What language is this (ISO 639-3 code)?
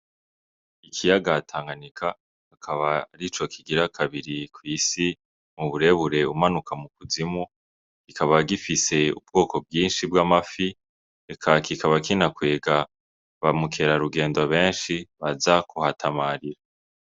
run